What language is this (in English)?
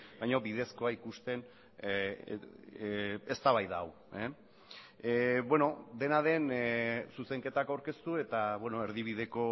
Basque